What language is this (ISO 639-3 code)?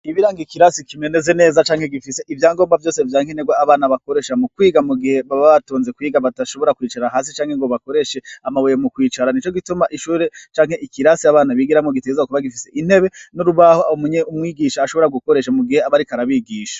run